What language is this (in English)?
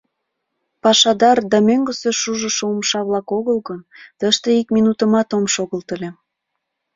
Mari